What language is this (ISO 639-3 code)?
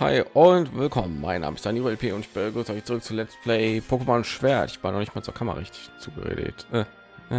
deu